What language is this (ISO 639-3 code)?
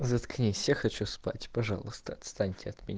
rus